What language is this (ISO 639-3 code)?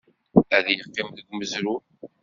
kab